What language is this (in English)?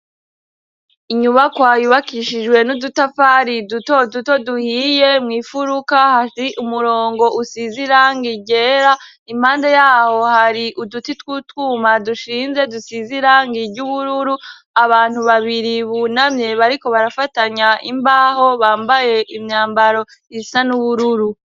Rundi